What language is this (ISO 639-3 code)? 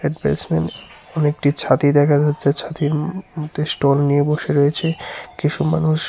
ben